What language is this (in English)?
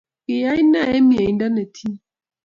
Kalenjin